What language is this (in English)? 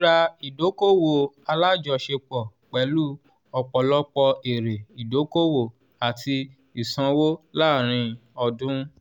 Yoruba